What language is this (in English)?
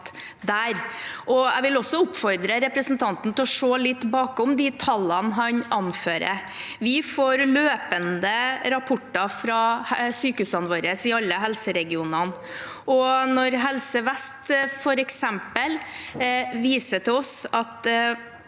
Norwegian